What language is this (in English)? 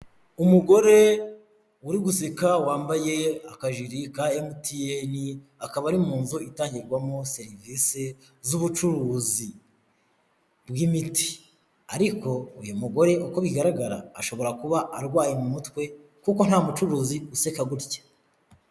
Kinyarwanda